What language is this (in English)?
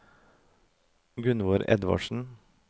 Norwegian